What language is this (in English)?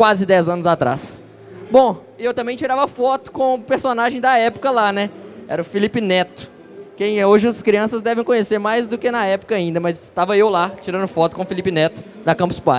Portuguese